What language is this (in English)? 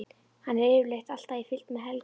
Icelandic